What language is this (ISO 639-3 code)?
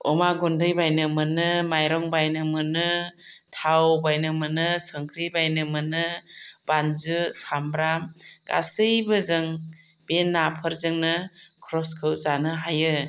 brx